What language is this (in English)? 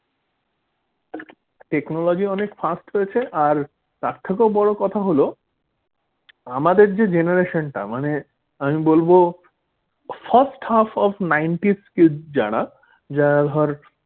Bangla